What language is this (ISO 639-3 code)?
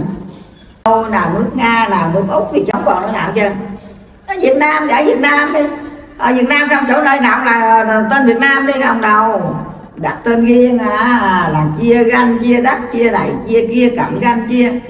vie